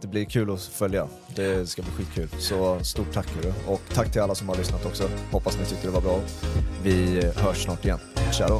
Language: Swedish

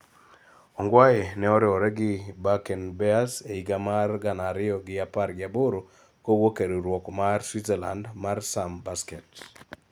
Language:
Luo (Kenya and Tanzania)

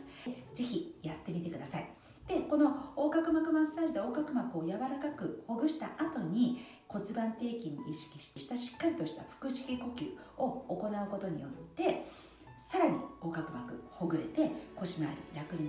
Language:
Japanese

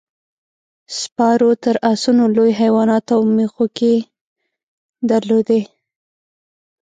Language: Pashto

